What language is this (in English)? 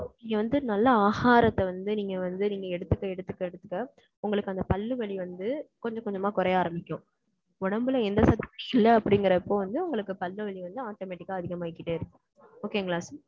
Tamil